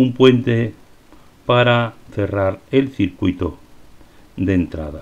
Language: Spanish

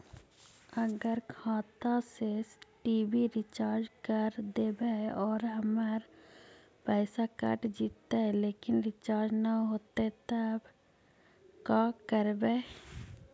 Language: Magahi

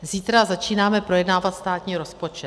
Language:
Czech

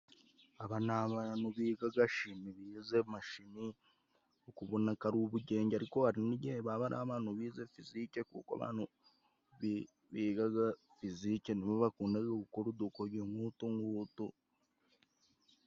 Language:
Kinyarwanda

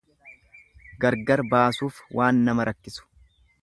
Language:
Oromo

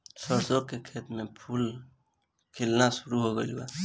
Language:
Bhojpuri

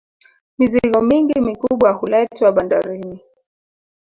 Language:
Swahili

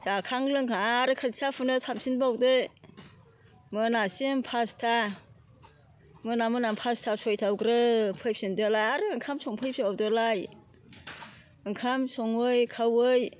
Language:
Bodo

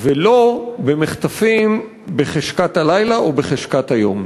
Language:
Hebrew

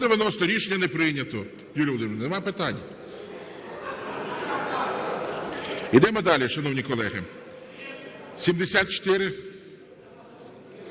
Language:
Ukrainian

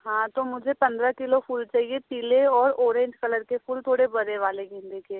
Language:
Hindi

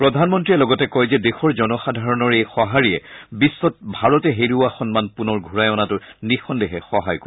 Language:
Assamese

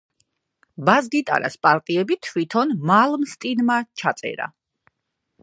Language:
Georgian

